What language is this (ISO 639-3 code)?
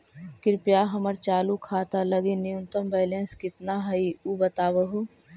mag